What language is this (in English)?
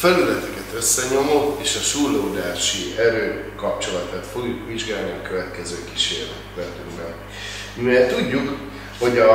Hungarian